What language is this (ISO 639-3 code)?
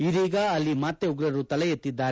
kan